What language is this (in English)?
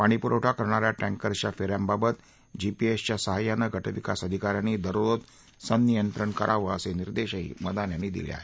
Marathi